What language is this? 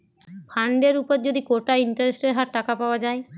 Bangla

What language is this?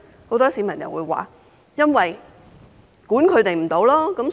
Cantonese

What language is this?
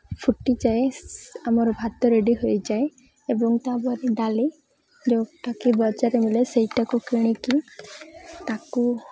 Odia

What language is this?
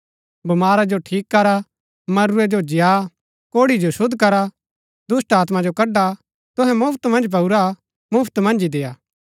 Gaddi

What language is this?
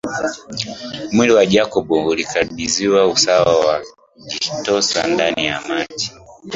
Swahili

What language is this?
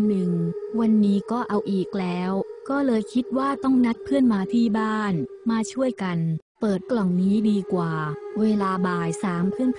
Thai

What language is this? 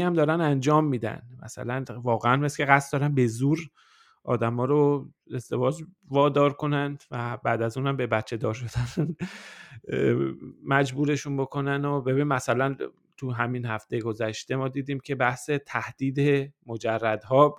Persian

